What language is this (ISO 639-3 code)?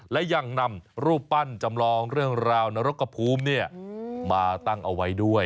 tha